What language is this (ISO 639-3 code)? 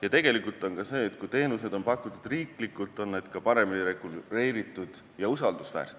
est